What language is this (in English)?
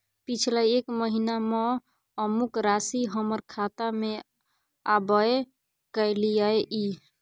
Maithili